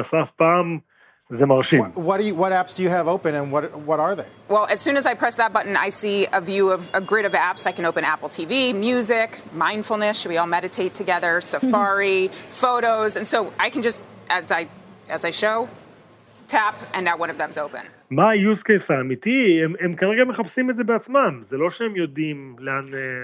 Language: Hebrew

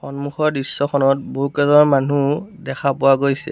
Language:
Assamese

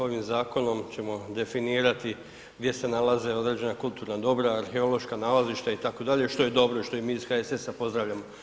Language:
Croatian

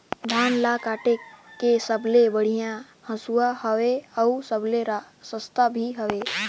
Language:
Chhattisgarhi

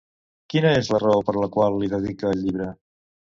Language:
Catalan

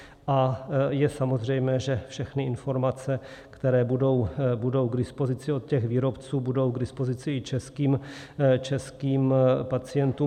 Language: Czech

